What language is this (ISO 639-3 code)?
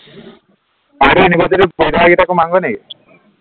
asm